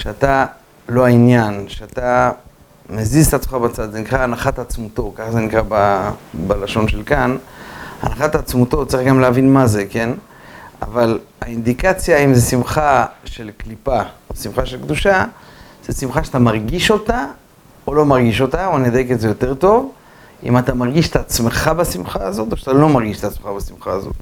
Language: Hebrew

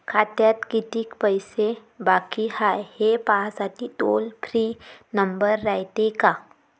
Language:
Marathi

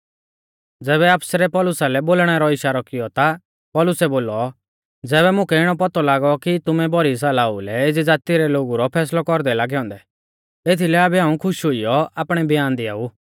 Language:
Mahasu Pahari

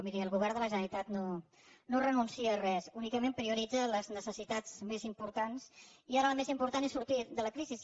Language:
Catalan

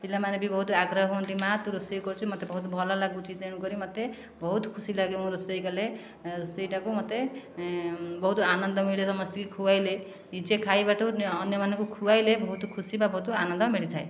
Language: Odia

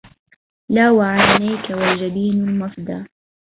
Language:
Arabic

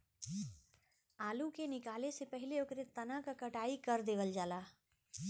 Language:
Bhojpuri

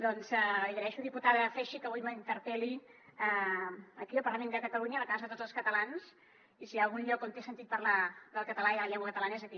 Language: Catalan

